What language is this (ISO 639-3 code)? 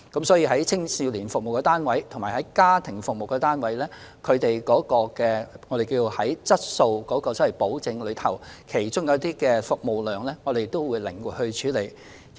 yue